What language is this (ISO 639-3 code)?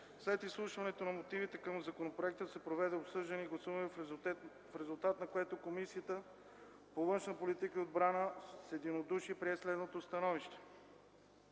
bul